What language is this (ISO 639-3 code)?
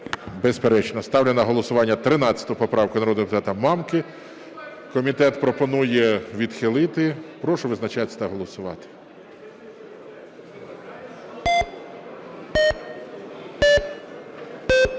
ukr